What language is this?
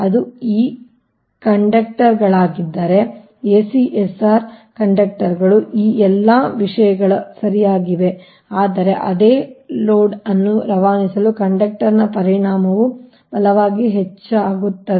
Kannada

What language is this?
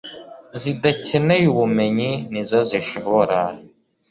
Kinyarwanda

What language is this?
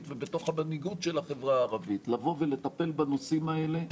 Hebrew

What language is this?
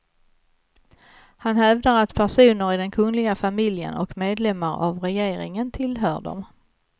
Swedish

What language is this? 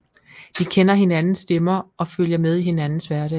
Danish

